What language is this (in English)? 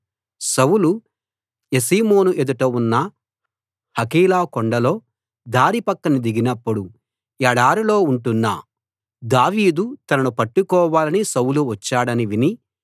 Telugu